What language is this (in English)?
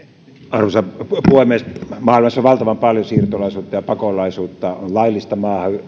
Finnish